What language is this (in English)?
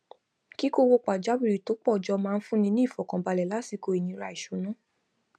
Yoruba